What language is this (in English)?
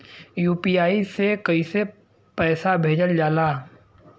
Bhojpuri